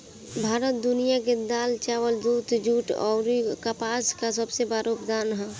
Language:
Bhojpuri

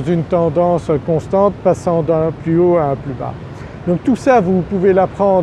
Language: French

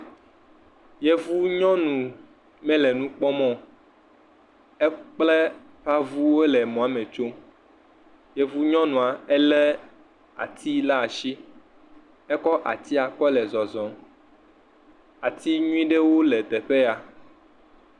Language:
Ewe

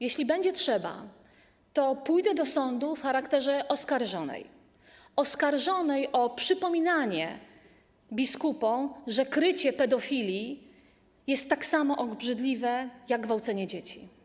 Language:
Polish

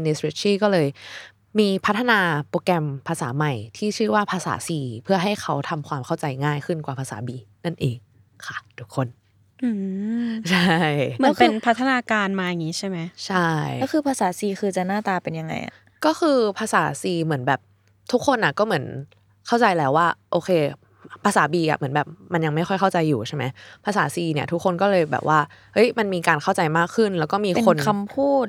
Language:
Thai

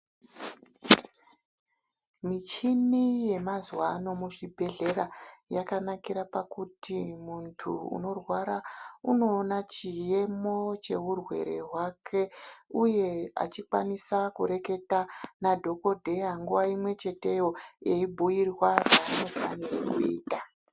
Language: Ndau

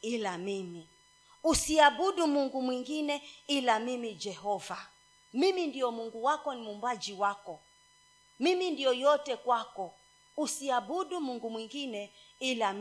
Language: Swahili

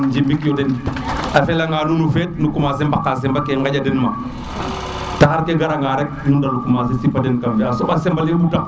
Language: Serer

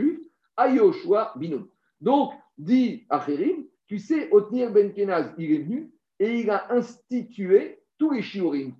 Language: French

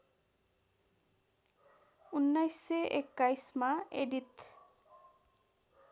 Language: Nepali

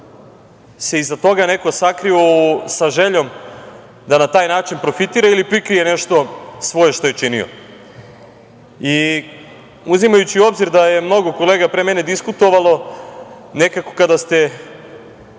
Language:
Serbian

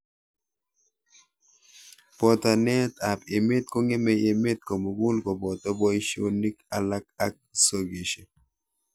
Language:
Kalenjin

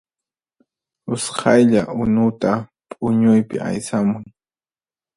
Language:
Puno Quechua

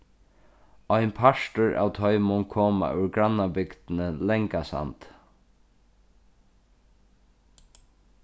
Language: Faroese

